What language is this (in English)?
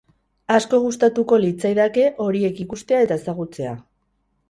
Basque